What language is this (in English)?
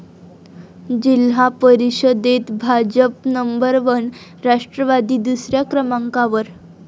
Marathi